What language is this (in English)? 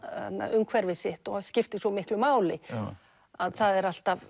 Icelandic